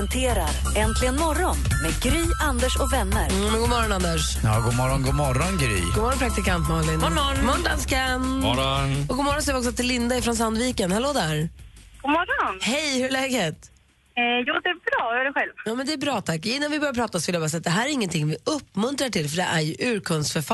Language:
Swedish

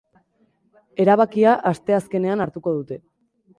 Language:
Basque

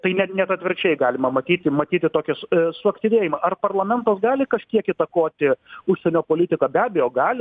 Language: Lithuanian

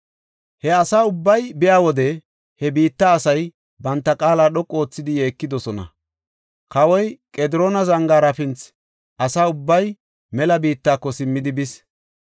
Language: Gofa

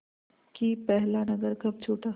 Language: Hindi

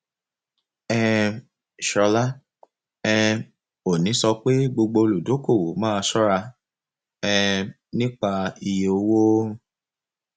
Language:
Yoruba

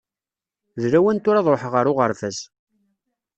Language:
Kabyle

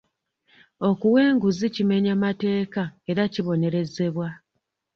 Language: Ganda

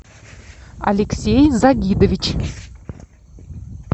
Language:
Russian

